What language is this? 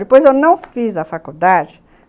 Portuguese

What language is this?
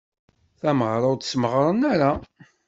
Kabyle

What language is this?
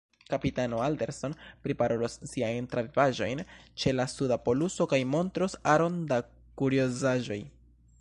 Esperanto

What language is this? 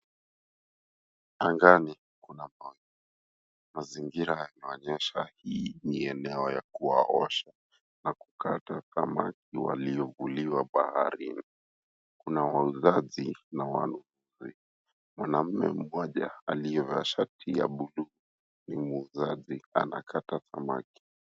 Swahili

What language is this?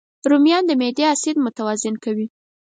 Pashto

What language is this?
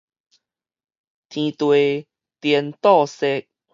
Min Nan Chinese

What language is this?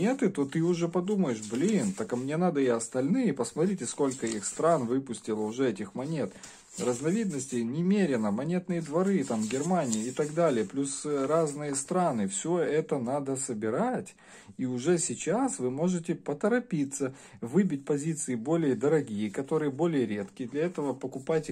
Russian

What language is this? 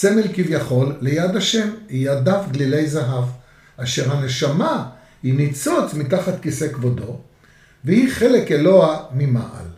Hebrew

